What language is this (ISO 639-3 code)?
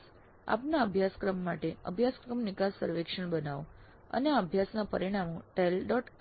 guj